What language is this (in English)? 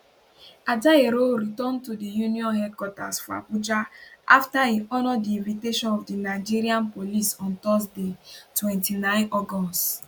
Nigerian Pidgin